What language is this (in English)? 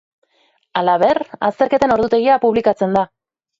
Basque